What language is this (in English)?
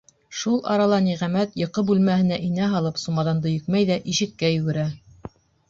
Bashkir